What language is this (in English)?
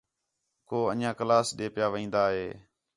Khetrani